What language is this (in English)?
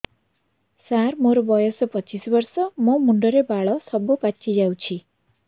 Odia